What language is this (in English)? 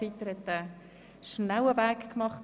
Swiss German